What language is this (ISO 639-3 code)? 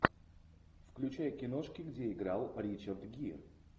rus